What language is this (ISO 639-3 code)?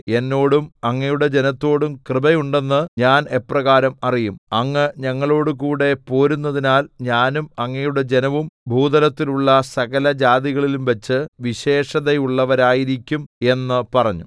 mal